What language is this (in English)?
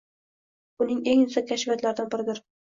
Uzbek